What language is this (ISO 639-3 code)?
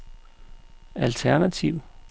dan